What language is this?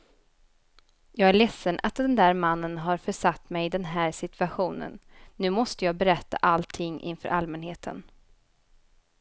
Swedish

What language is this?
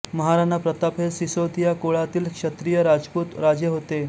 Marathi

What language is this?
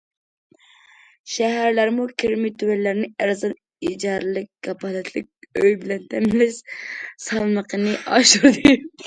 Uyghur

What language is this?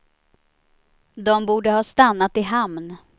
Swedish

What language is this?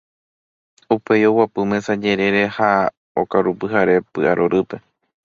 Guarani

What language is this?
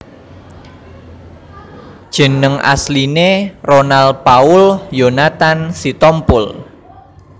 Javanese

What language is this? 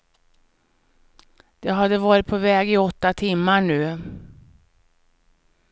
Swedish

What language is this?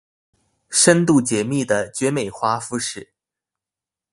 Chinese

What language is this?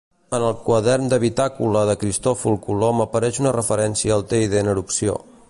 Catalan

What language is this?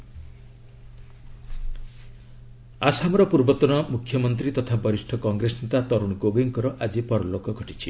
Odia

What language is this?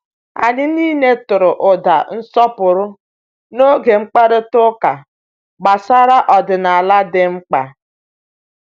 Igbo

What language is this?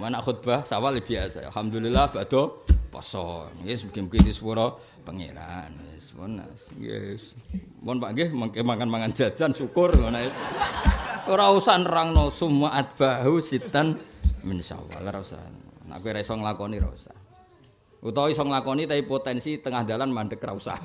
Indonesian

